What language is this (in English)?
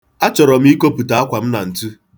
Igbo